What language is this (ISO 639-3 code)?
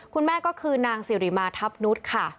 tha